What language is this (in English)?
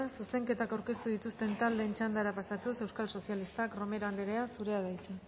Basque